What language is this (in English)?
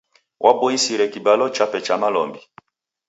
Taita